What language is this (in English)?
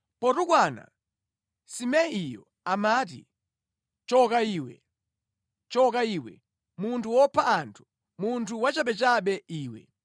Nyanja